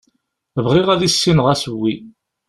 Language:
Kabyle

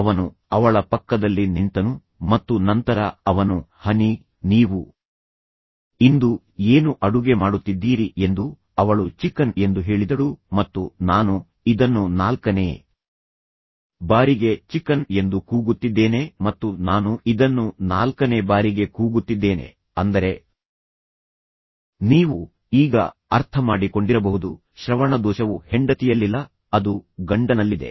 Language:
Kannada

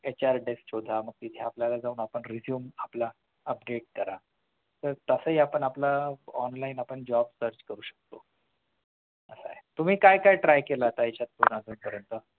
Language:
Marathi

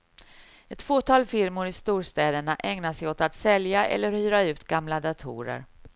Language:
Swedish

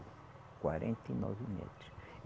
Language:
Portuguese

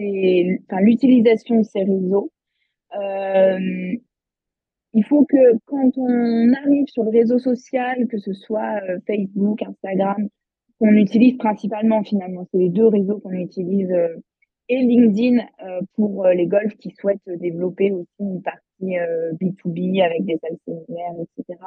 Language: French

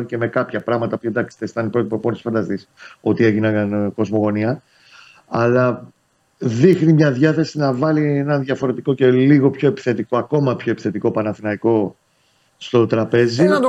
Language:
Greek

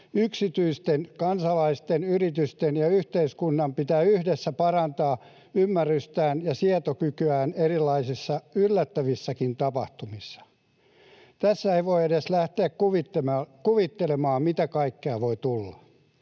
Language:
Finnish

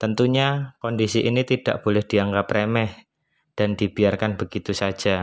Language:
Indonesian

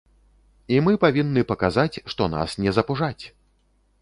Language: Belarusian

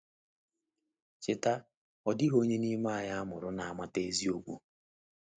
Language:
Igbo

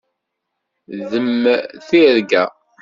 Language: Kabyle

